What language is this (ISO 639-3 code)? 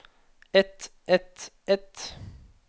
nor